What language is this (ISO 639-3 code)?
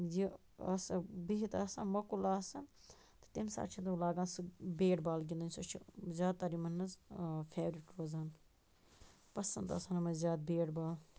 kas